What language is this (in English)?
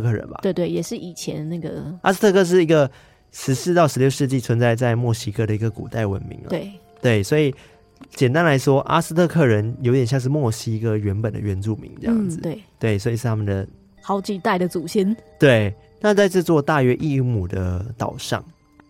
Chinese